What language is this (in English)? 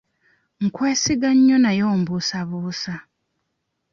Ganda